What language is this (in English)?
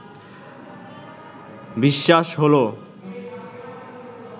Bangla